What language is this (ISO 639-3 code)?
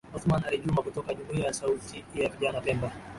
swa